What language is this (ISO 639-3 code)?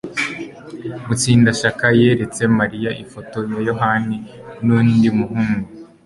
kin